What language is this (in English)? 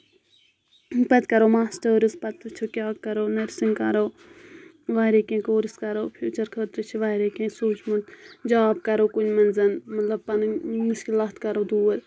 Kashmiri